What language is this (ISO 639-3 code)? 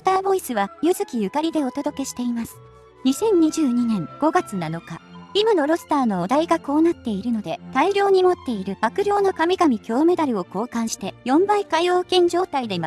jpn